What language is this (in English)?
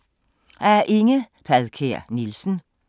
Danish